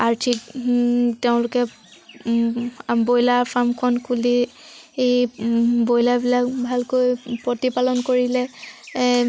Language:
Assamese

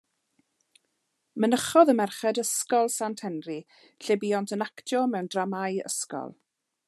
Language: Welsh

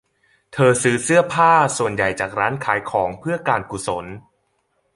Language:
Thai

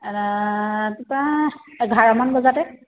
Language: Assamese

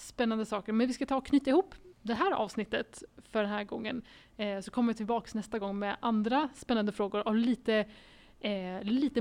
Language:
Swedish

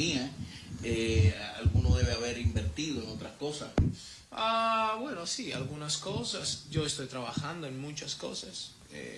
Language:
Spanish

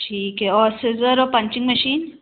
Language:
Hindi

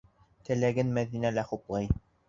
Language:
Bashkir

